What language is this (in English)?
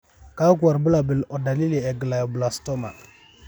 Masai